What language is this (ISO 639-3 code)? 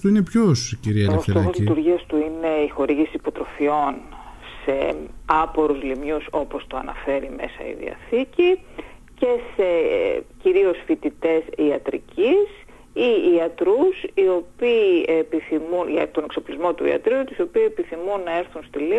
ell